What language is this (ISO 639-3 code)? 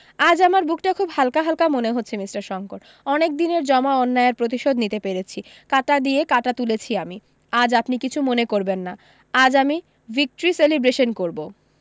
ben